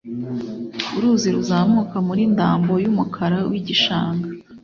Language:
Kinyarwanda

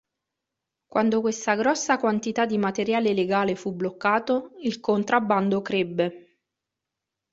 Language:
Italian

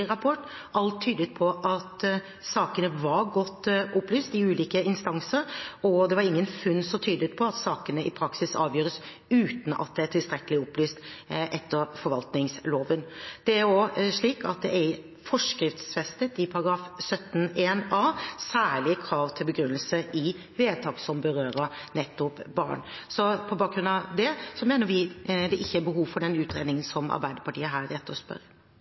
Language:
Norwegian Bokmål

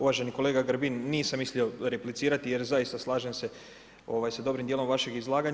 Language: Croatian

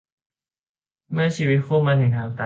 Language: Thai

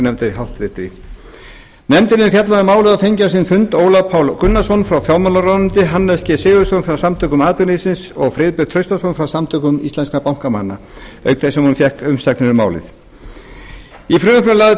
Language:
Icelandic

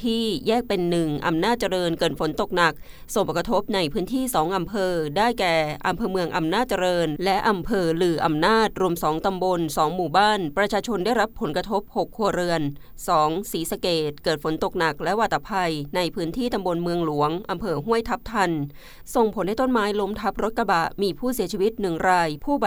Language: Thai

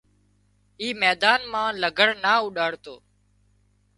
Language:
Wadiyara Koli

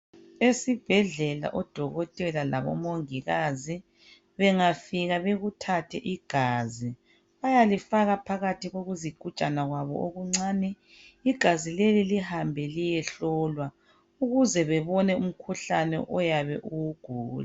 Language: North Ndebele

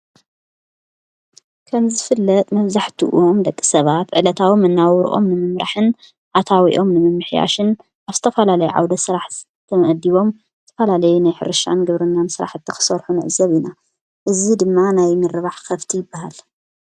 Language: Tigrinya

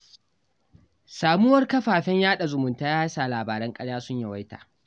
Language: Hausa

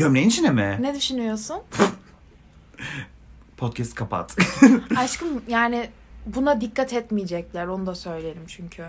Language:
Turkish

